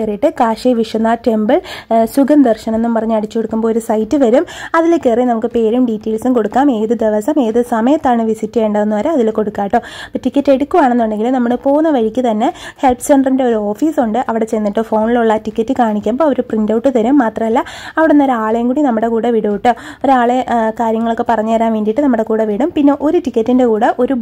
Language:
Malayalam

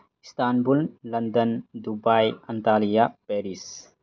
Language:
Manipuri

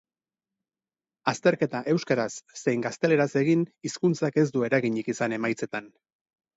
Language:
Basque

